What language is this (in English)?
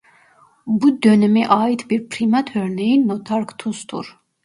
Turkish